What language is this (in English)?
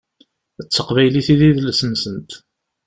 Kabyle